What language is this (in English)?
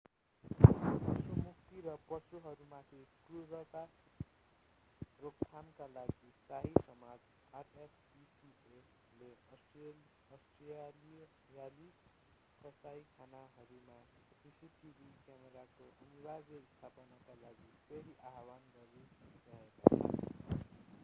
Nepali